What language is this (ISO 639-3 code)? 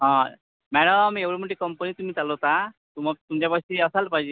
mar